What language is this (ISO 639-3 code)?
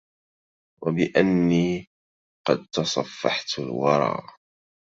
ara